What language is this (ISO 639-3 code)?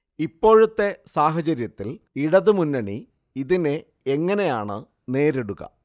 mal